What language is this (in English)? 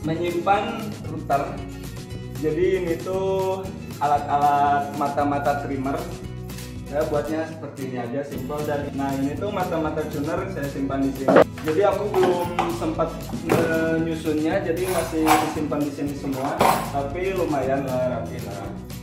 Indonesian